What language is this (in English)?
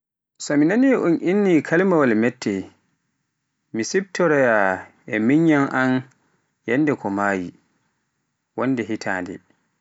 Pular